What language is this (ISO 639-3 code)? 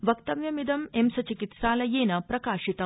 san